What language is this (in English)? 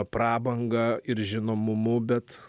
Lithuanian